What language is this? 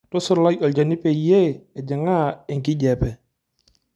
Masai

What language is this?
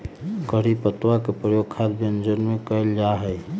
Magahi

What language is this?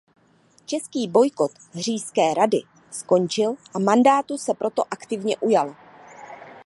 Czech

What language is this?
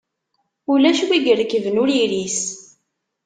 Kabyle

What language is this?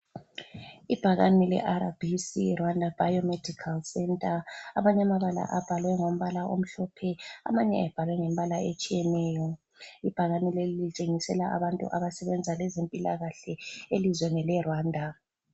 North Ndebele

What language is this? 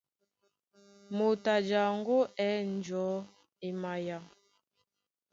Duala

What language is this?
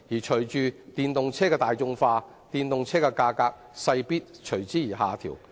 Cantonese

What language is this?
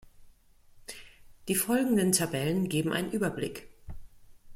German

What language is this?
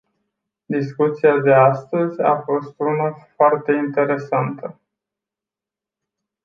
Romanian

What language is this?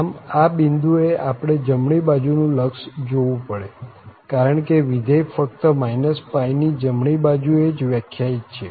Gujarati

